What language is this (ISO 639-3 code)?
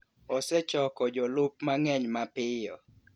luo